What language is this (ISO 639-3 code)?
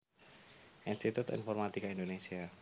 jav